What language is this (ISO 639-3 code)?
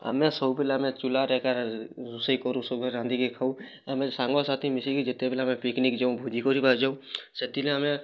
ori